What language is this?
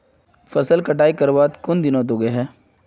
Magahi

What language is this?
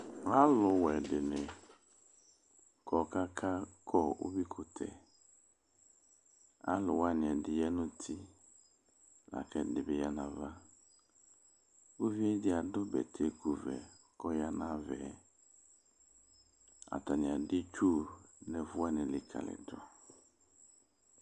Ikposo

